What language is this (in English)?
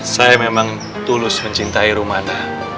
Indonesian